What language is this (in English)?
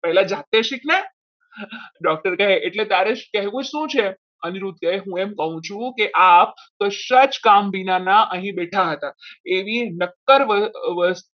Gujarati